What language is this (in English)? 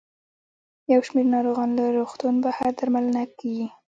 Pashto